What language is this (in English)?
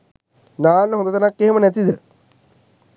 Sinhala